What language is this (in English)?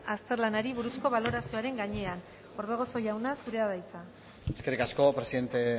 Basque